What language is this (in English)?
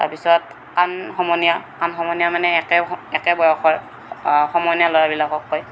Assamese